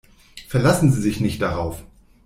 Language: German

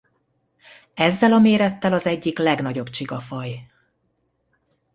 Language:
Hungarian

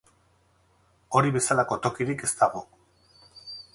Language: Basque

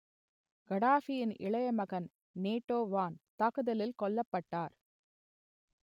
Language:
Tamil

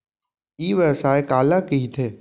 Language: Chhattisgarhi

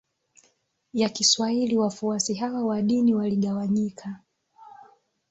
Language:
Swahili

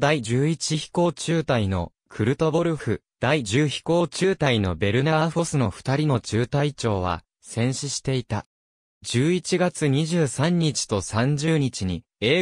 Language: Japanese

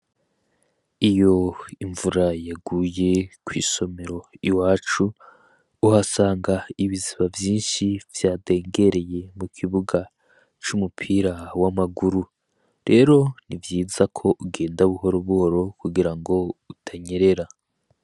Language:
Rundi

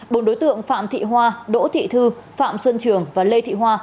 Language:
Vietnamese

